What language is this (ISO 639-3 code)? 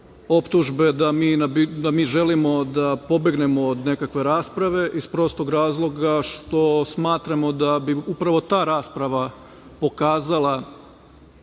srp